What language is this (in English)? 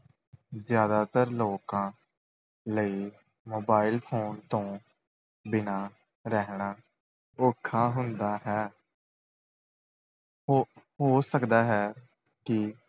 Punjabi